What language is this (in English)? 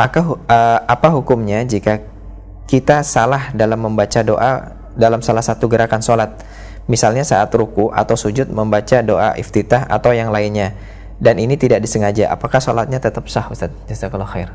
Indonesian